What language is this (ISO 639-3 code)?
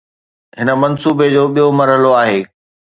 snd